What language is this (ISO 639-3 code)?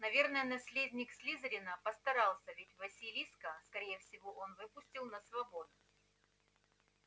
rus